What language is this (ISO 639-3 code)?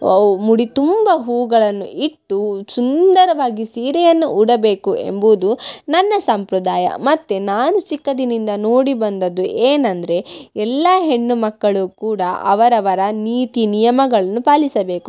kan